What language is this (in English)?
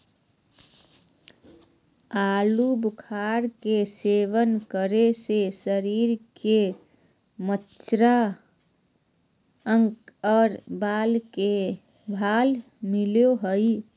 Magahi